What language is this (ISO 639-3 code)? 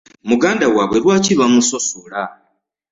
lug